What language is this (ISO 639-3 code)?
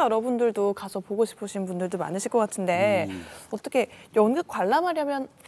kor